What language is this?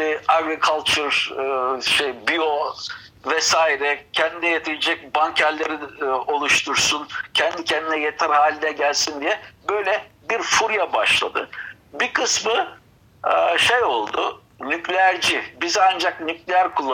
Turkish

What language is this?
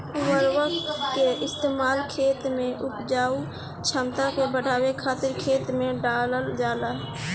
Bhojpuri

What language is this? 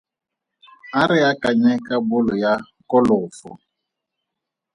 Tswana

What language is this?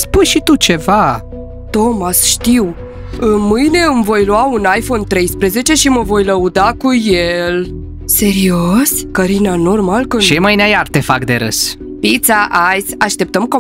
Romanian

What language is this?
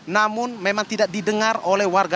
Indonesian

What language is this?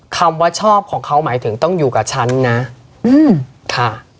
Thai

